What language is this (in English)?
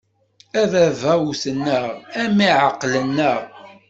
Kabyle